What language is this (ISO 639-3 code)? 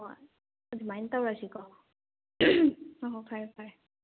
mni